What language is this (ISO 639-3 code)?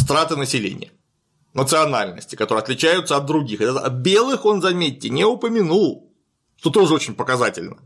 rus